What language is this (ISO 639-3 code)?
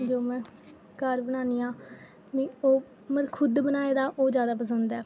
doi